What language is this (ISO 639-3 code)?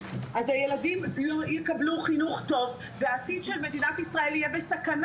heb